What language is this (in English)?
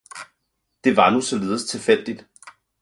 Danish